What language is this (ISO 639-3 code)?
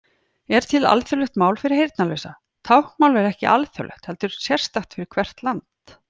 isl